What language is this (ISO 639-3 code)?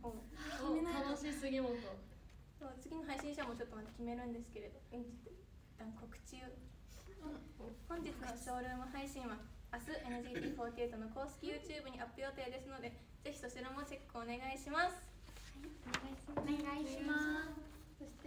jpn